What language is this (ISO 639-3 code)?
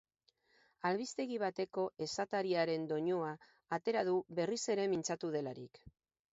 eus